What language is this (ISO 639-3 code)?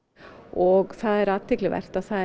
isl